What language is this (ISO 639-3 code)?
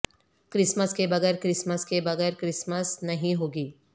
urd